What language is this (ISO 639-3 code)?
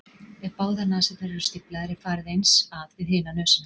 isl